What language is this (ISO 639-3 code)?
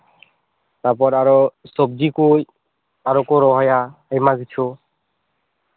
sat